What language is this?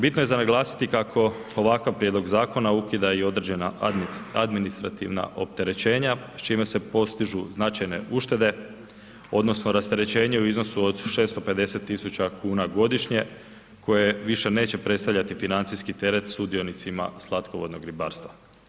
Croatian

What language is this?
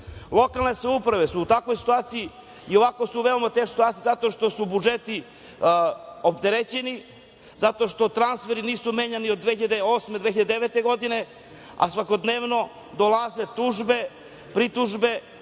Serbian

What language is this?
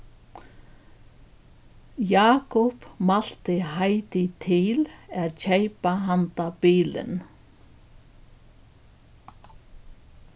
Faroese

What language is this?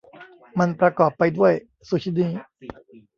Thai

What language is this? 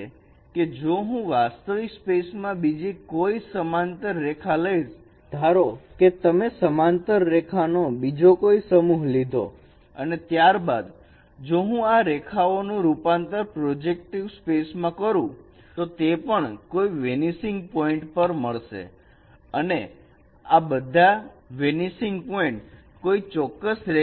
Gujarati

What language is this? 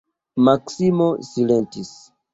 Esperanto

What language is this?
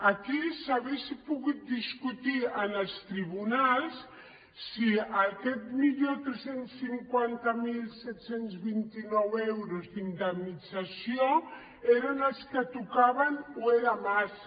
Catalan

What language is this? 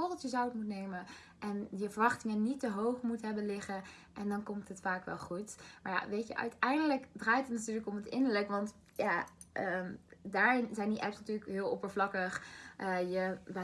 Dutch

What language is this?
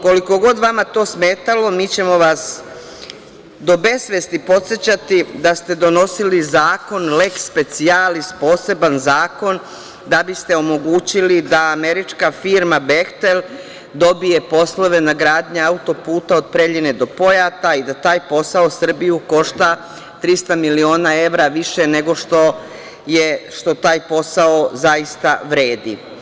Serbian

